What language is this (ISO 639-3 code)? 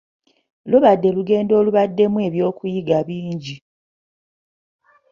lug